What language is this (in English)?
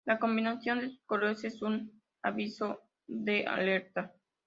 Spanish